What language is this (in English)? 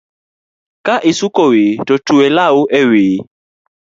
Luo (Kenya and Tanzania)